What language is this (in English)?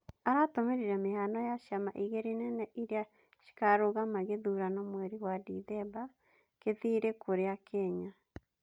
Kikuyu